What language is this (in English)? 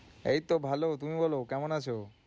Bangla